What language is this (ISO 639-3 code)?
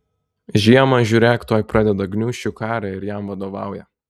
lit